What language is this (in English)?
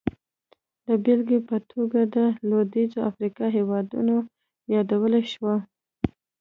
Pashto